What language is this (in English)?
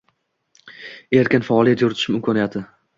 Uzbek